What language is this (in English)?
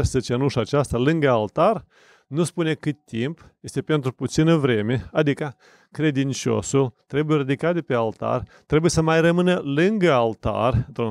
Romanian